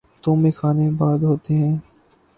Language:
Urdu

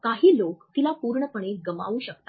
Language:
Marathi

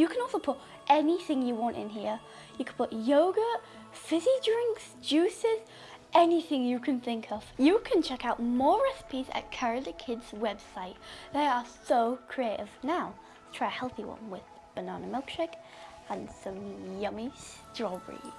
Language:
English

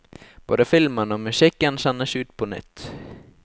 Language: Norwegian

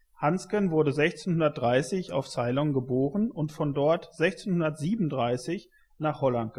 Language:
German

